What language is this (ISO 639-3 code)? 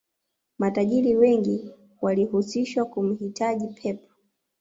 swa